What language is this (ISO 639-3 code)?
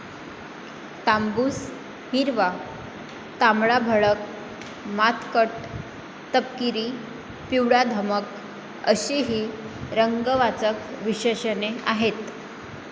mar